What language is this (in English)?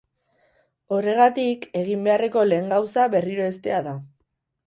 Basque